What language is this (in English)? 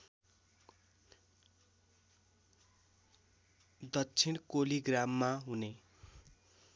Nepali